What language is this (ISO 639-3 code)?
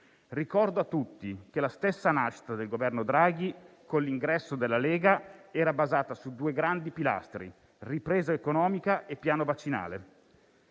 ita